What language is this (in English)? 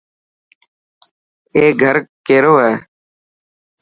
Dhatki